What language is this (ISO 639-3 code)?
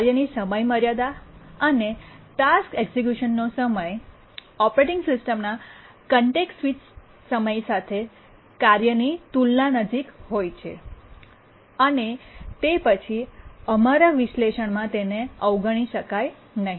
guj